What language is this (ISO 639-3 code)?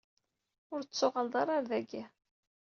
kab